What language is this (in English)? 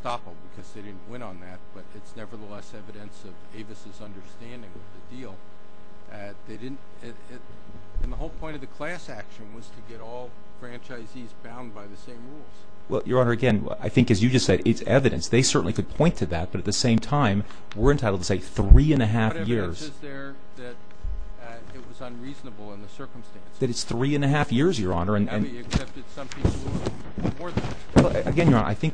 English